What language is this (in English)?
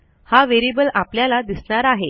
Marathi